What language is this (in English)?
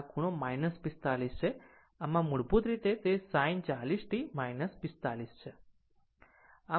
Gujarati